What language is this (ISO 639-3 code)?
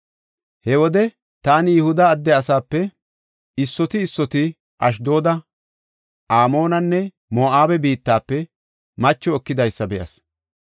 gof